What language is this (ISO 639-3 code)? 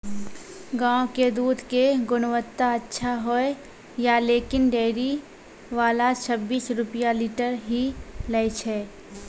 mai